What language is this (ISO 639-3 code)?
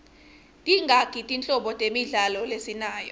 ssw